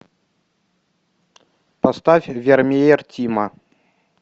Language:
Russian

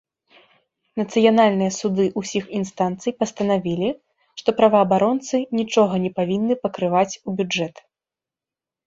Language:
Belarusian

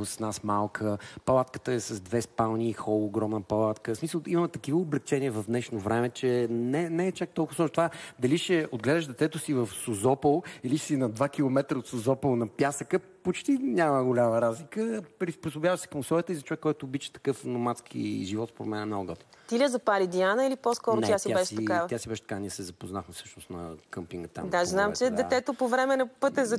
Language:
Bulgarian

